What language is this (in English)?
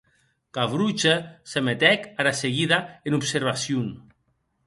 Occitan